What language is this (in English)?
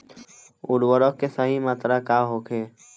Bhojpuri